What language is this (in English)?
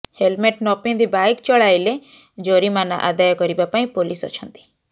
Odia